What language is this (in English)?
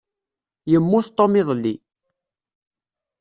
Kabyle